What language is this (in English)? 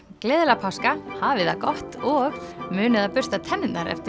Icelandic